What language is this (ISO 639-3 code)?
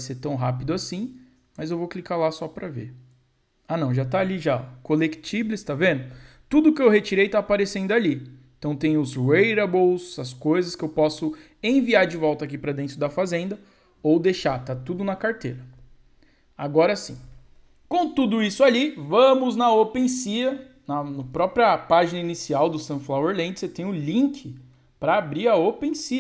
por